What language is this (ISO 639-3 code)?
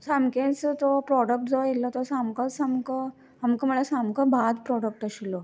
kok